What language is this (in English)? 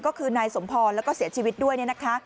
Thai